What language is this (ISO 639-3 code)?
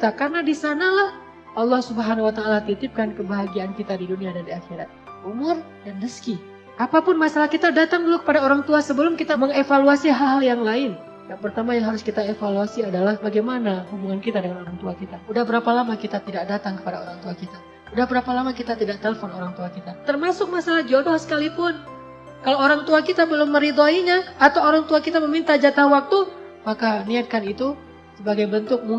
ind